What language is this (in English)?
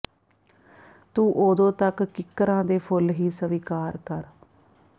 Punjabi